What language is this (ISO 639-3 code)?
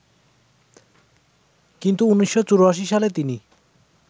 ben